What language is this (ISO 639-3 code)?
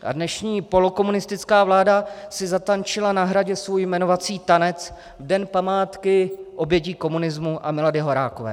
ces